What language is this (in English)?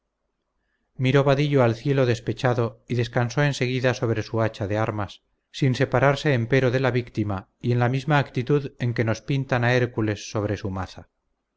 Spanish